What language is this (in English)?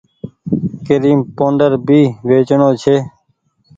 Goaria